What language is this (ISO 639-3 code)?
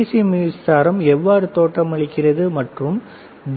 tam